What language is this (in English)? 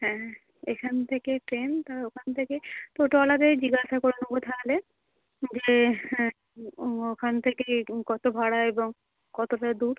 Bangla